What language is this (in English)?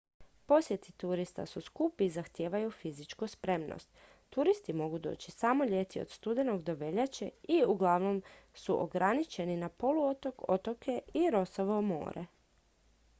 Croatian